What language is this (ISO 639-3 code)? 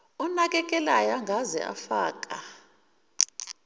zul